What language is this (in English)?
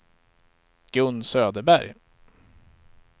Swedish